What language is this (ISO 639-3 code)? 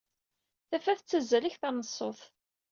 kab